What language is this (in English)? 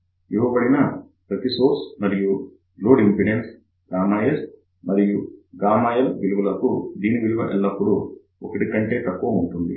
Telugu